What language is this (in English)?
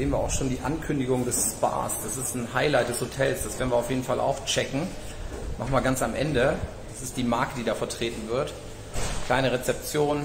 German